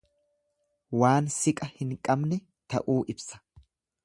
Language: Oromo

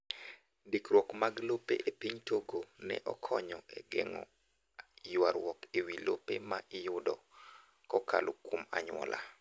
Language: Luo (Kenya and Tanzania)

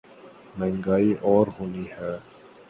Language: Urdu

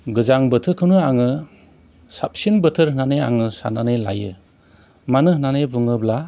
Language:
Bodo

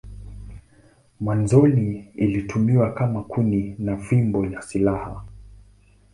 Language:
Swahili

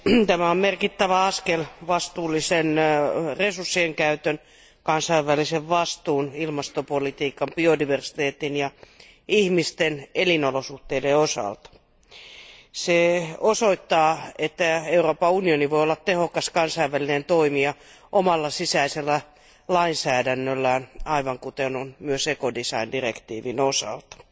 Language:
Finnish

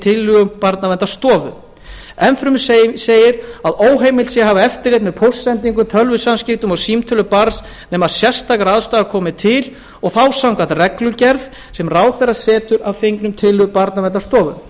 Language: Icelandic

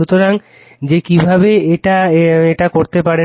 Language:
Bangla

